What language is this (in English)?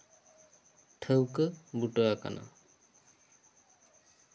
Santali